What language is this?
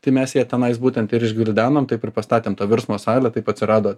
Lithuanian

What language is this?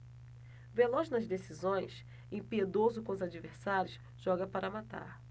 Portuguese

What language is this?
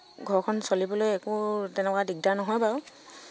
Assamese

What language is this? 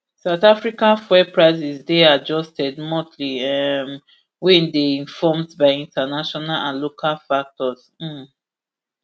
Nigerian Pidgin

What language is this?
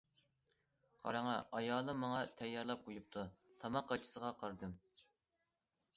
Uyghur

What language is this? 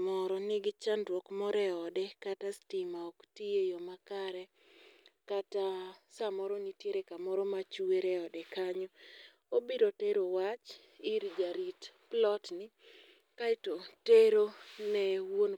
Luo (Kenya and Tanzania)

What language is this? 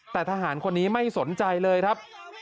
Thai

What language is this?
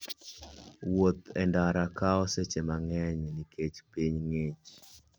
Luo (Kenya and Tanzania)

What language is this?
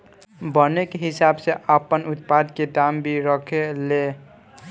Bhojpuri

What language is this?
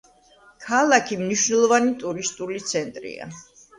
Georgian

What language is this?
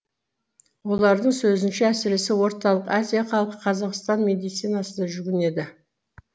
Kazakh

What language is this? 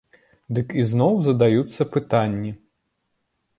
Belarusian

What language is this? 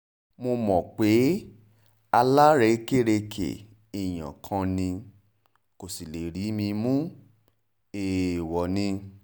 Yoruba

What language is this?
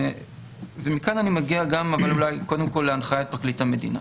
Hebrew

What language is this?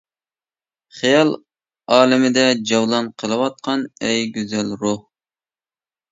Uyghur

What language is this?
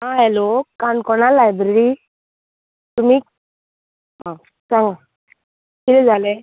Konkani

